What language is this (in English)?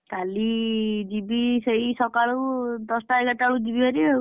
Odia